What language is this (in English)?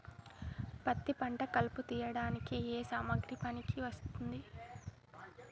Telugu